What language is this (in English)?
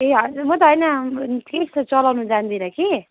Nepali